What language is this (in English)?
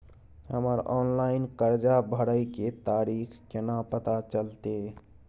Maithili